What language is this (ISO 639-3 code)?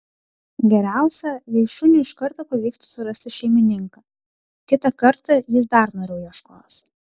lit